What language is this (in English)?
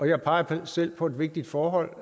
Danish